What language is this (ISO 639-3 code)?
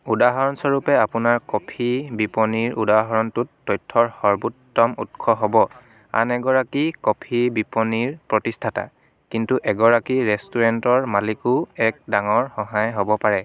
asm